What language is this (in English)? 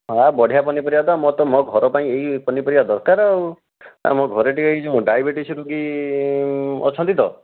Odia